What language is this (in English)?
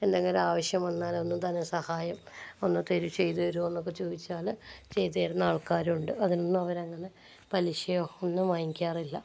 Malayalam